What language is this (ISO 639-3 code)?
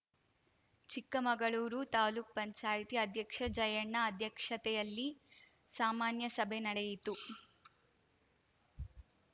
kan